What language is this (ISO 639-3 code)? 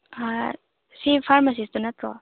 mni